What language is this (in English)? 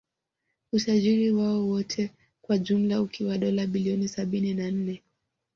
Swahili